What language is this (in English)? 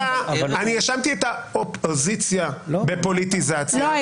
Hebrew